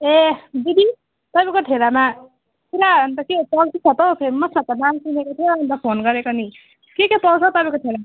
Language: Nepali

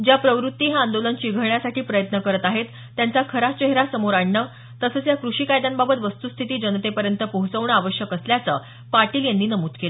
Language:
Marathi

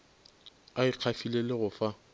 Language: Northern Sotho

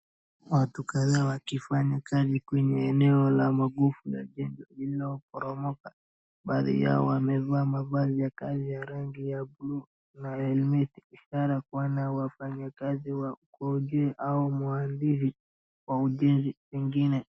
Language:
Swahili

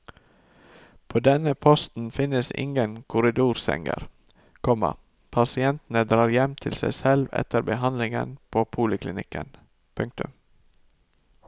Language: Norwegian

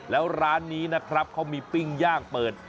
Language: Thai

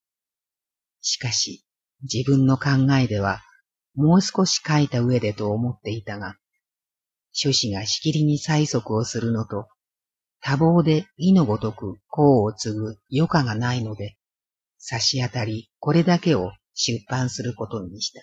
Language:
Japanese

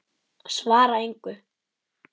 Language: Icelandic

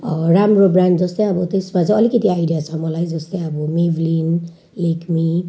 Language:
Nepali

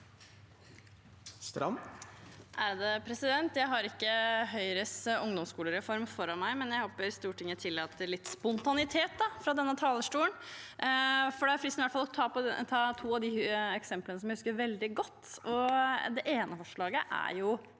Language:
Norwegian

